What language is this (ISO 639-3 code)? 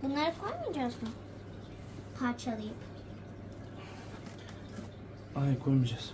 tur